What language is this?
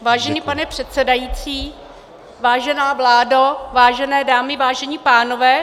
Czech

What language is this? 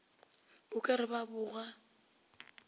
Northern Sotho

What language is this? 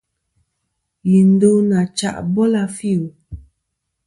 Kom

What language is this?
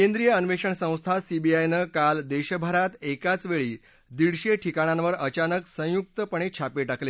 Marathi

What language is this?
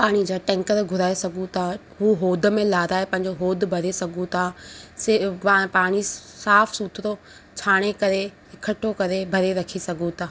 Sindhi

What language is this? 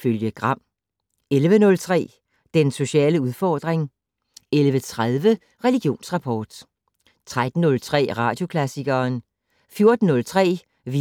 Danish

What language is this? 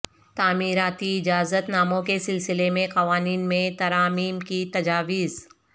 Urdu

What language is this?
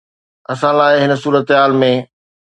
Sindhi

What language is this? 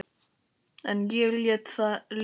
Icelandic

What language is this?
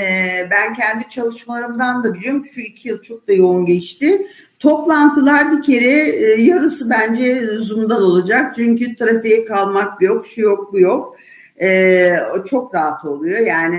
Turkish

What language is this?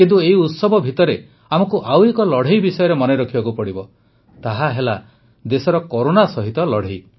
Odia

